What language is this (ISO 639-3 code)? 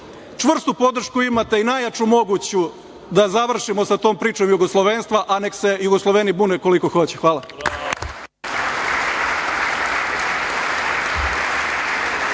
srp